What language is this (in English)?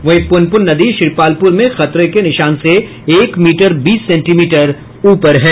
Hindi